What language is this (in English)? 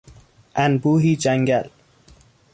Persian